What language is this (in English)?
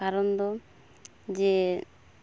Santali